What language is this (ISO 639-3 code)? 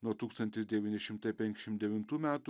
lit